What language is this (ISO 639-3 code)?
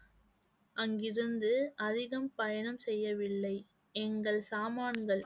tam